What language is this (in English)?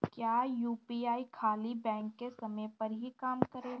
Bhojpuri